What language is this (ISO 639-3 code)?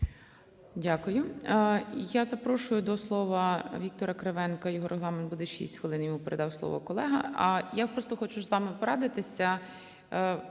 ukr